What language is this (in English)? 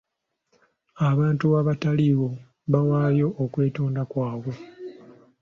Ganda